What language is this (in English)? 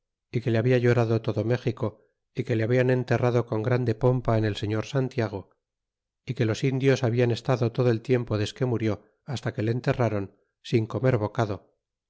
Spanish